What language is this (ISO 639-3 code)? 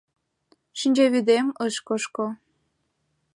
chm